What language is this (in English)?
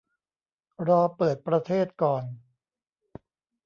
Thai